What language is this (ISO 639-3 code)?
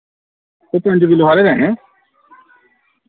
doi